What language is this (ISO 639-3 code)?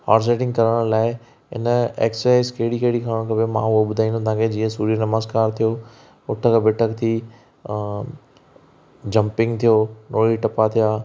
snd